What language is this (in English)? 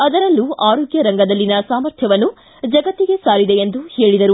Kannada